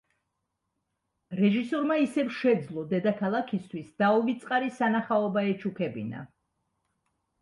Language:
Georgian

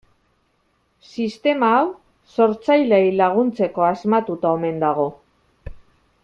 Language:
Basque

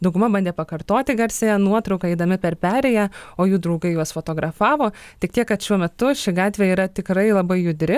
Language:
Lithuanian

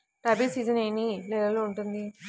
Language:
Telugu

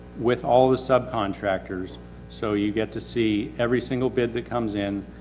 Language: English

